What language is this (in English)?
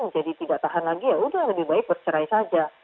Indonesian